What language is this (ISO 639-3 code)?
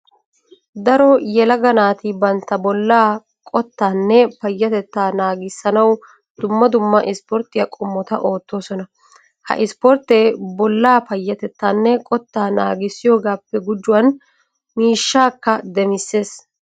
wal